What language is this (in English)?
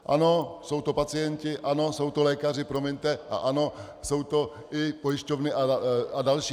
Czech